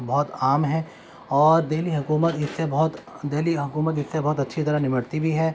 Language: Urdu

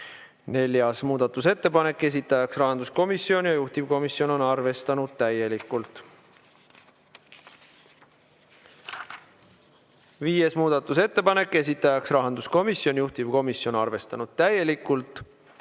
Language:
Estonian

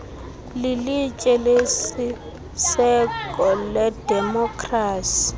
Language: Xhosa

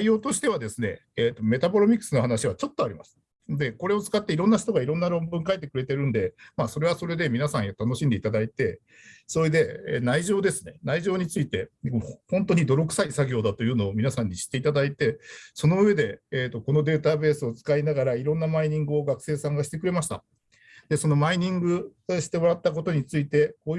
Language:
Japanese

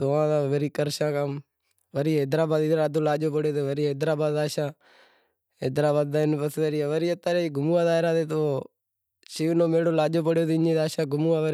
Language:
Wadiyara Koli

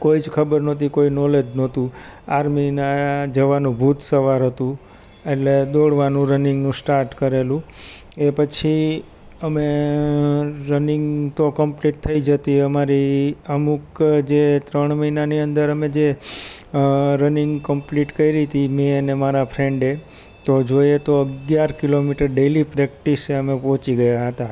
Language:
Gujarati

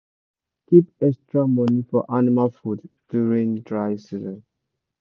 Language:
Nigerian Pidgin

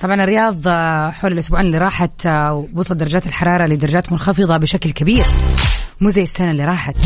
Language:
Arabic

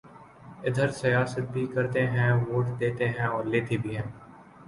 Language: Urdu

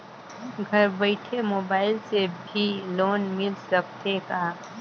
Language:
Chhattisgarhi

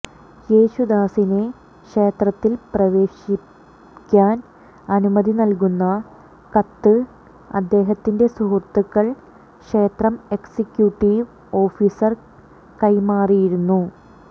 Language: Malayalam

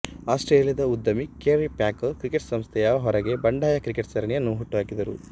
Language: Kannada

